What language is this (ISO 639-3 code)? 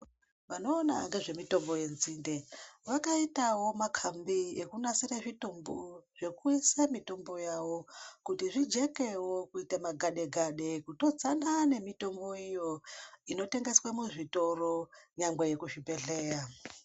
ndc